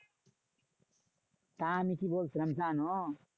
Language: Bangla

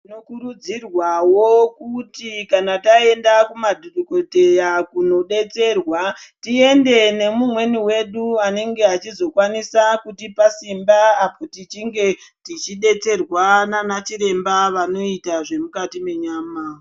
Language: Ndau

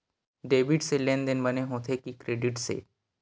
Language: Chhattisgarhi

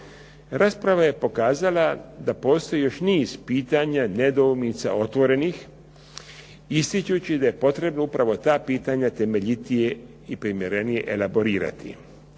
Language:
Croatian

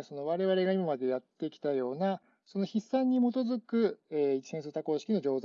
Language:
Japanese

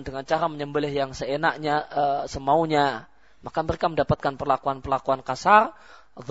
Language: Malay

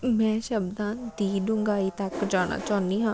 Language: Punjabi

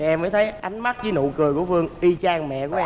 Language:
Vietnamese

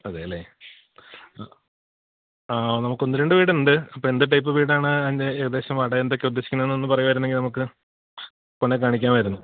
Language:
Malayalam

